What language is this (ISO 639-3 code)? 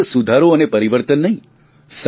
guj